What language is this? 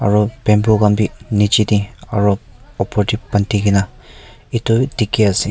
Naga Pidgin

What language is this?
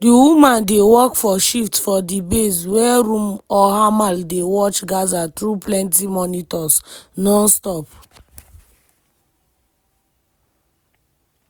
Nigerian Pidgin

